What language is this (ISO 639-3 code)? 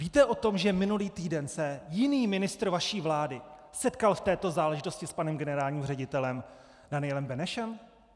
ces